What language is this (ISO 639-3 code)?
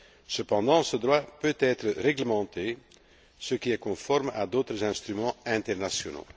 fra